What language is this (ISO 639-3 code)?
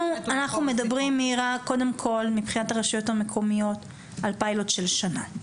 heb